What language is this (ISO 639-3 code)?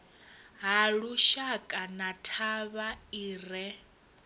ven